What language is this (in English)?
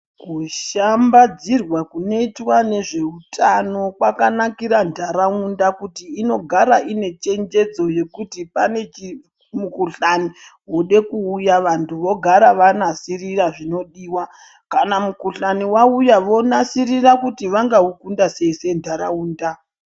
Ndau